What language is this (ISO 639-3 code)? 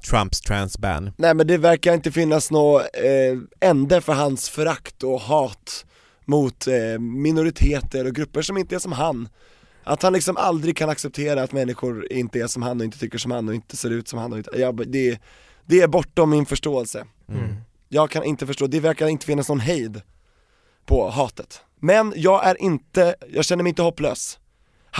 swe